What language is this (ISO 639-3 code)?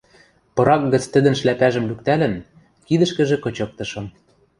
mrj